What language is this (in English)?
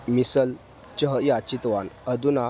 Sanskrit